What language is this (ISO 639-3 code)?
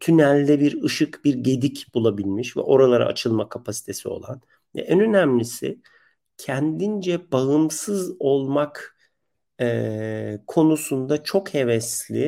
tur